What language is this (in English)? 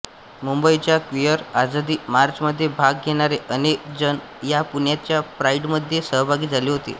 Marathi